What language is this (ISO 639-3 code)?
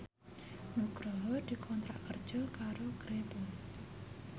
jav